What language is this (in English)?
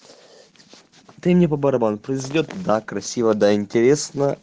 Russian